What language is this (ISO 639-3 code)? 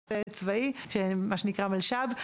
heb